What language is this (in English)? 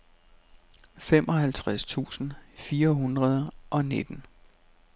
Danish